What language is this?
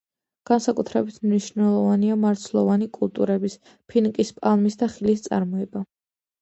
Georgian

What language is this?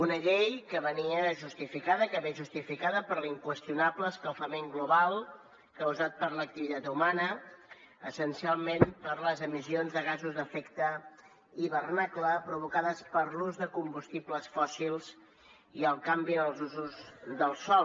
Catalan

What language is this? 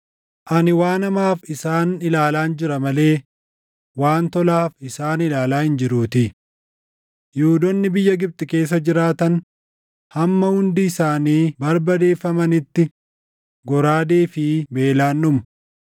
Oromo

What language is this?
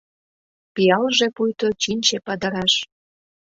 Mari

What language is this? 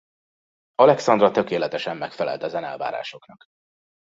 Hungarian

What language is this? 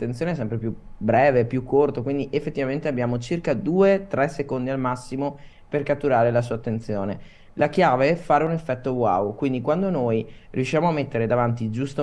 Italian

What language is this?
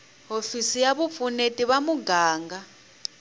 Tsonga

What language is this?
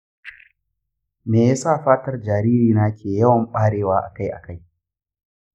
Hausa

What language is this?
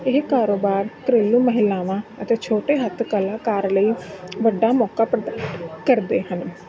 Punjabi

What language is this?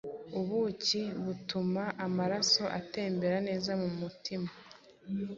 Kinyarwanda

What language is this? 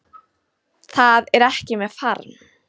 Icelandic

